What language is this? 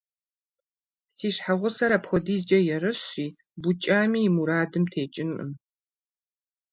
Kabardian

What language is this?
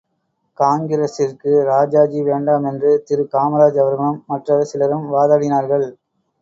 Tamil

